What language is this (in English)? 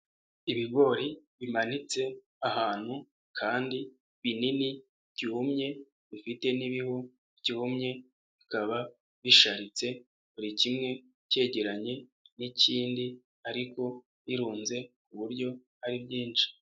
Kinyarwanda